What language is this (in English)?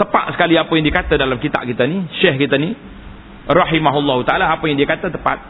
Malay